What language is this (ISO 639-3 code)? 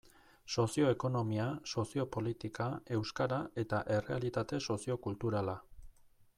eus